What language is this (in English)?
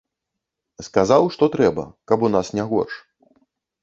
Belarusian